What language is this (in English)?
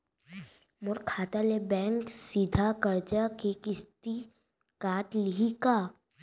Chhattisgarhi